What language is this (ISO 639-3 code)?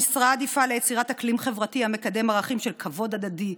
heb